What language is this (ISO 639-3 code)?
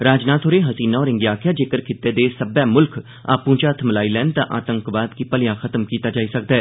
doi